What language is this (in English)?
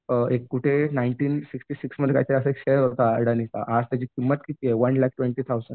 Marathi